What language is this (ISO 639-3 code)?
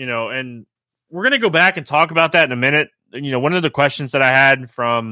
eng